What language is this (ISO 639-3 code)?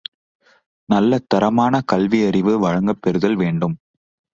tam